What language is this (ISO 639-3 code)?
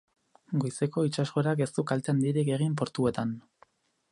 eus